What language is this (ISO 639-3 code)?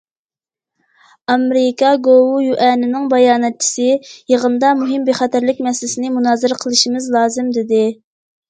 uig